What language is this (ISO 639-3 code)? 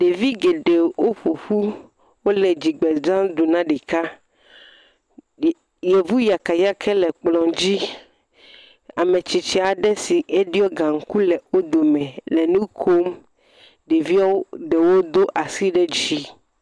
ewe